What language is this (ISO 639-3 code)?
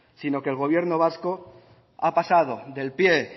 spa